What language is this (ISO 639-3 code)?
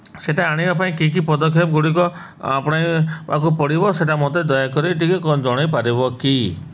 ori